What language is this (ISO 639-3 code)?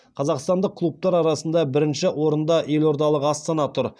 kaz